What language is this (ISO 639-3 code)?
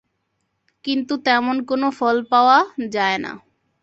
ben